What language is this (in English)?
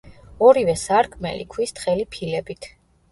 Georgian